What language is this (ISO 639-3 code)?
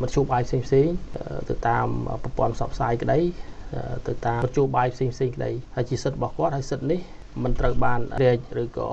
tha